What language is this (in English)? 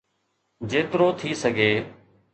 Sindhi